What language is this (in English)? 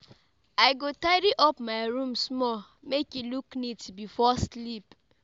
Nigerian Pidgin